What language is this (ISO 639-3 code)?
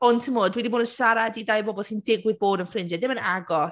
cym